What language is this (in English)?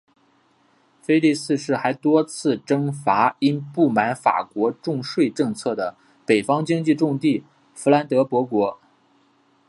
Chinese